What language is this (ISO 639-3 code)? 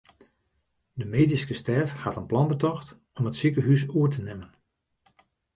fry